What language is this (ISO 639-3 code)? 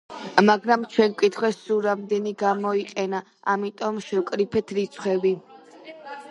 kat